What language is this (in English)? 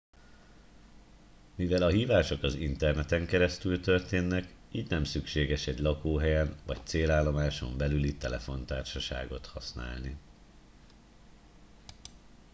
Hungarian